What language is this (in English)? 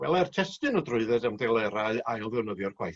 Welsh